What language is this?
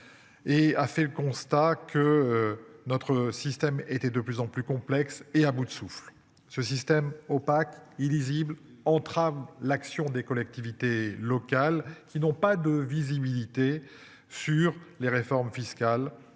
French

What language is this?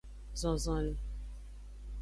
Aja (Benin)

